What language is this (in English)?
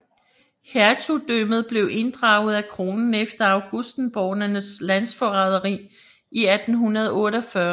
Danish